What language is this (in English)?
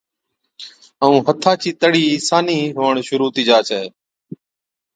Od